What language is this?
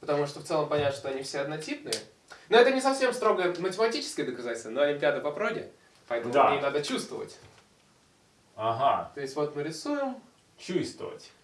Russian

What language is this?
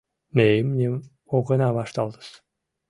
Mari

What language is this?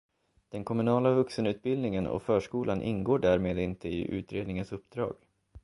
Swedish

